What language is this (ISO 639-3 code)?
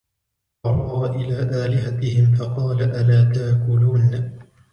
ara